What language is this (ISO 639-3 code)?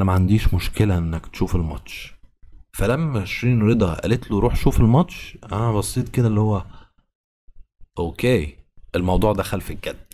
ara